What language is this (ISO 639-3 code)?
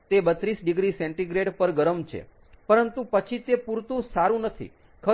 guj